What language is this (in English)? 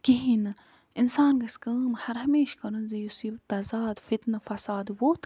Kashmiri